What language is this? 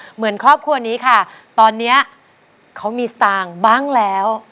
Thai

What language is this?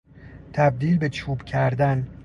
Persian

